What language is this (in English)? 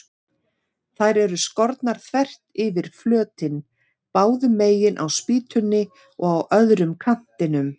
Icelandic